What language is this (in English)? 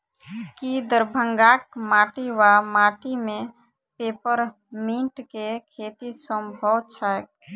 Maithili